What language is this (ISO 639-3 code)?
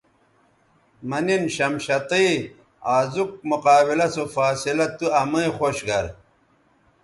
btv